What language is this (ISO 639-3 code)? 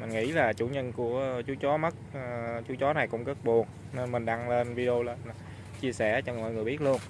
vie